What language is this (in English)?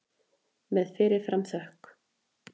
Icelandic